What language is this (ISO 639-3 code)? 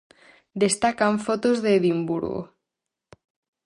glg